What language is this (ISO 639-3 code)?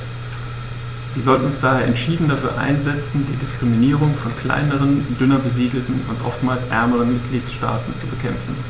deu